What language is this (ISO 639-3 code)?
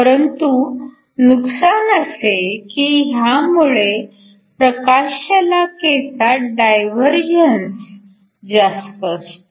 mar